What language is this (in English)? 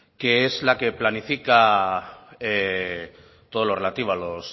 Spanish